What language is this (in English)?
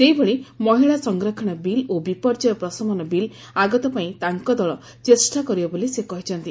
Odia